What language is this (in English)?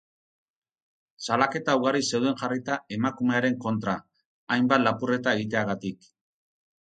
Basque